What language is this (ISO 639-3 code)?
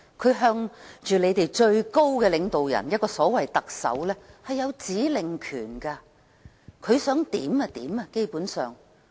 yue